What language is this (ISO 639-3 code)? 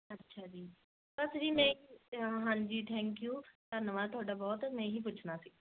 pan